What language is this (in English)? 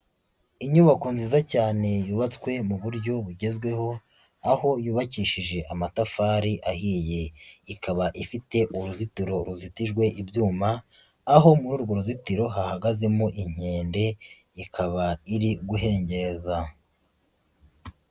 Kinyarwanda